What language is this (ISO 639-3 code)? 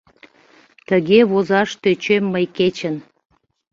chm